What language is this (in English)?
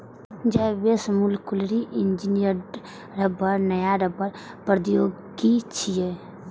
Maithili